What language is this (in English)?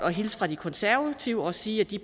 Danish